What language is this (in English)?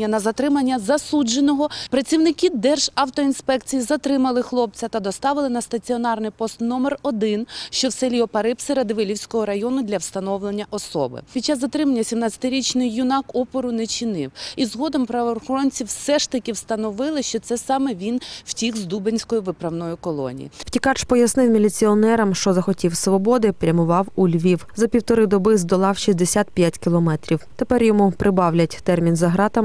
Ukrainian